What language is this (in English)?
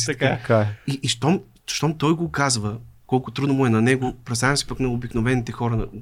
Bulgarian